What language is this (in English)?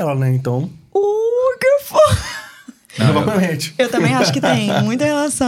Portuguese